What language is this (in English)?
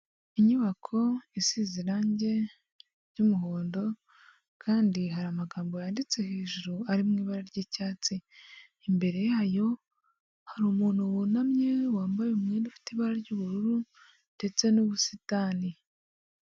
Kinyarwanda